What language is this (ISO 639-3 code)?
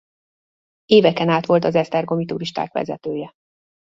hun